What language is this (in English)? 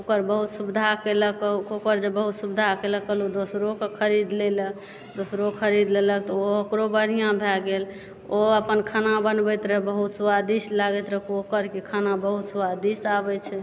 Maithili